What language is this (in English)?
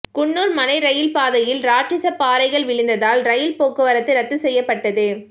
Tamil